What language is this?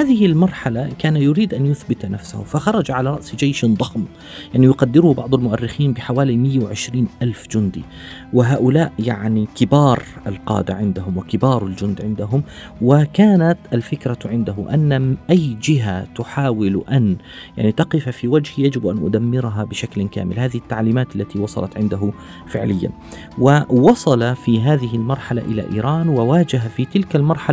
Arabic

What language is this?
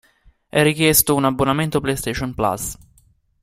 Italian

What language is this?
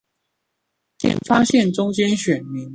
Chinese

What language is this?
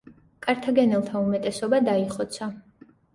Georgian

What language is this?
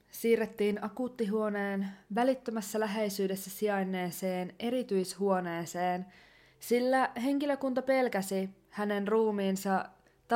Finnish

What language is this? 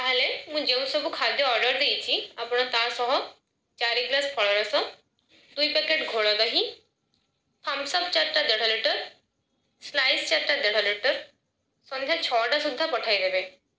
Odia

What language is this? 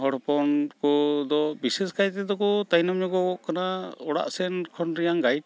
Santali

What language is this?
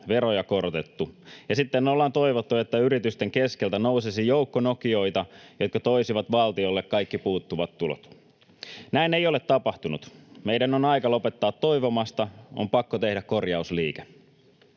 Finnish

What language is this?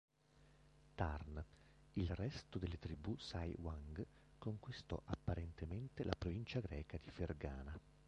Italian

